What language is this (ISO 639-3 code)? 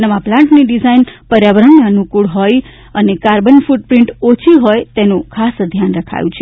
guj